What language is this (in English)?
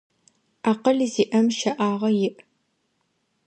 Adyghe